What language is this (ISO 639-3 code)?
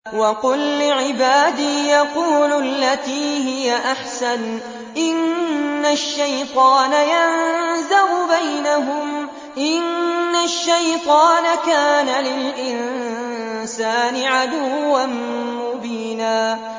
ara